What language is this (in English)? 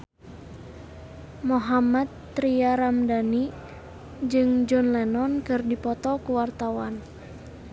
Sundanese